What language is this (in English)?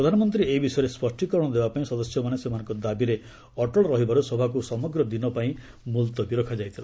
Odia